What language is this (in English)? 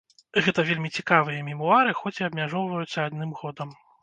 Belarusian